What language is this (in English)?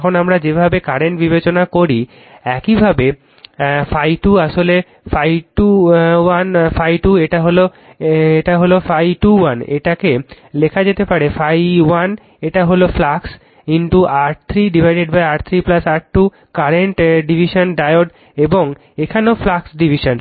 Bangla